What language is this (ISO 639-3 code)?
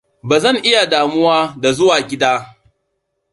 hau